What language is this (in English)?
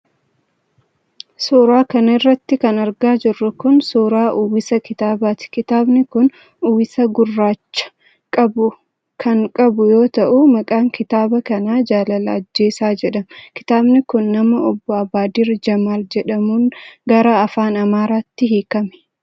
Oromo